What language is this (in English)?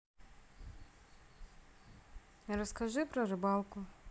Russian